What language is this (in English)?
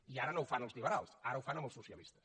Catalan